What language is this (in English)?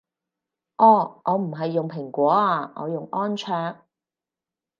Cantonese